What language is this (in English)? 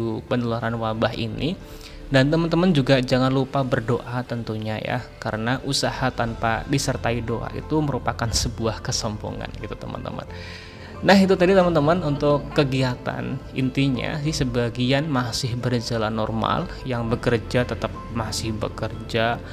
Indonesian